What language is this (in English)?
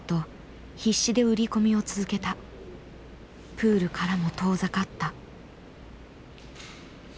Japanese